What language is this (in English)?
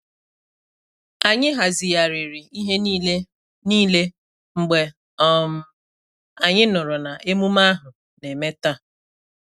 Igbo